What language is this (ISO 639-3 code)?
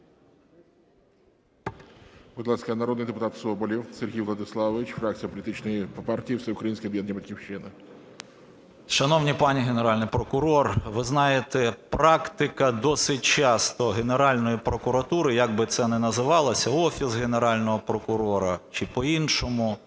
ukr